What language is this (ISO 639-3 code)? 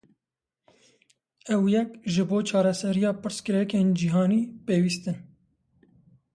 kur